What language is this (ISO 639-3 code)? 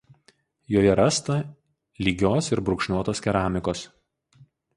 lit